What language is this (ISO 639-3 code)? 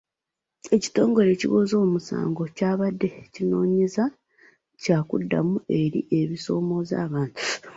lug